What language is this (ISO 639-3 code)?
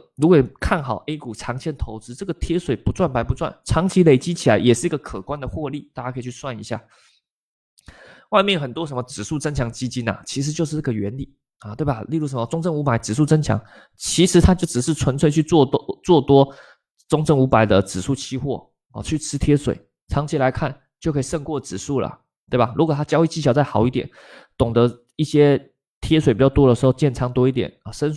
zho